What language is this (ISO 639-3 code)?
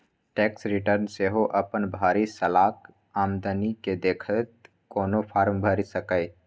mai